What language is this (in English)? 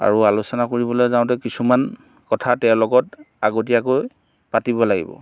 Assamese